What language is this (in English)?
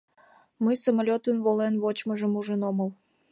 Mari